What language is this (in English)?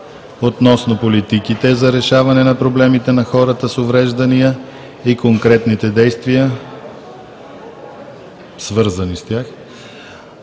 Bulgarian